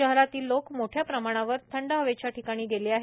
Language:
Marathi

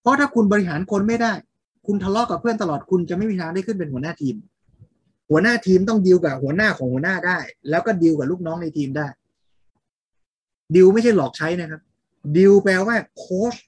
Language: Thai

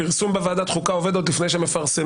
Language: Hebrew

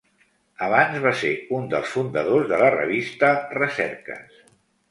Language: Catalan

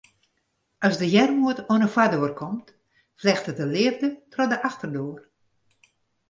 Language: Western Frisian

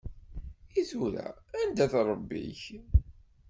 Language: Kabyle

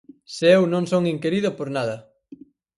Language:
Galician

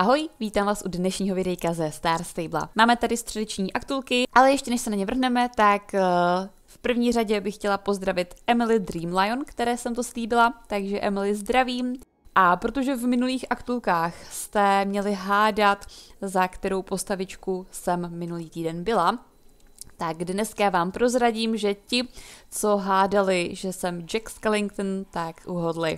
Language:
Czech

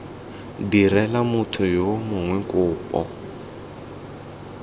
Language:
Tswana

